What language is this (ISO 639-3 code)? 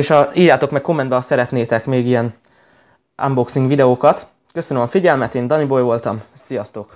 hun